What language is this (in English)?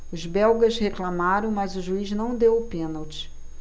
Portuguese